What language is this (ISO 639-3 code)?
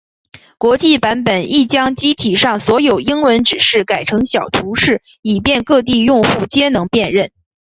zho